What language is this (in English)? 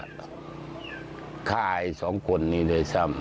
Thai